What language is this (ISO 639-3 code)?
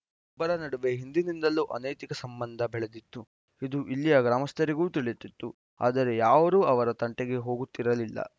kan